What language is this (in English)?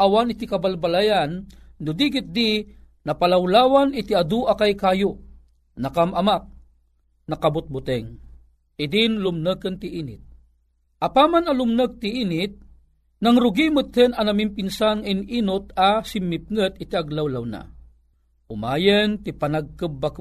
Filipino